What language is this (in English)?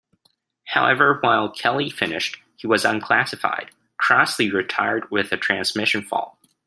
English